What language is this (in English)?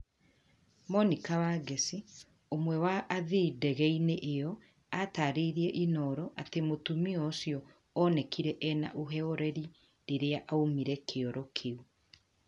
Kikuyu